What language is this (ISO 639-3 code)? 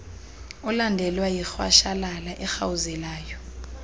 xho